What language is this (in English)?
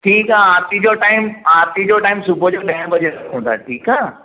Sindhi